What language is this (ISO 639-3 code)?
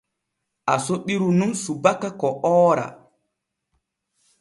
fue